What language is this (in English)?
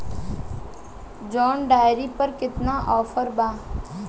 Bhojpuri